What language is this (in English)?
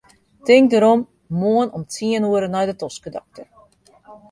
Western Frisian